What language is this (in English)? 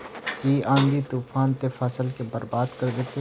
Magahi